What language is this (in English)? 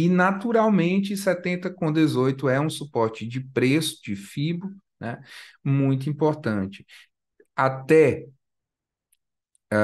Portuguese